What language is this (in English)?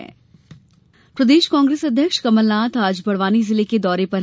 Hindi